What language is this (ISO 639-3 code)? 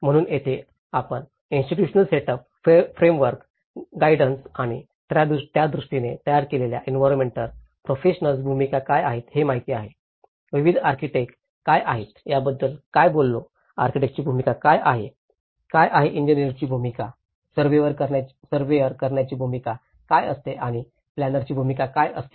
mar